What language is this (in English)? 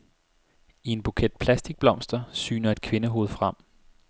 Danish